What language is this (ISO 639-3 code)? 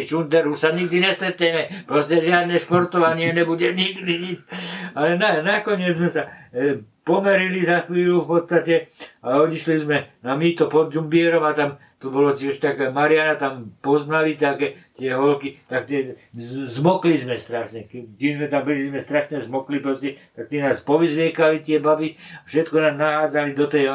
slk